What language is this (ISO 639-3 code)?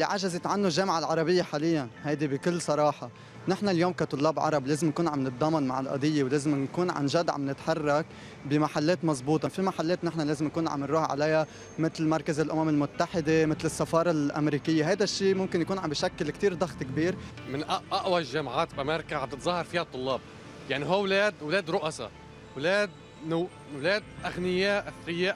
ara